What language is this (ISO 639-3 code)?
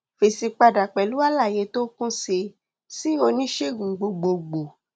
yor